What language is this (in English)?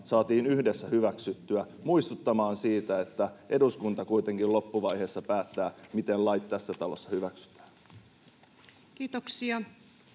Finnish